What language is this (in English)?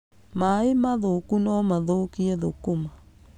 Kikuyu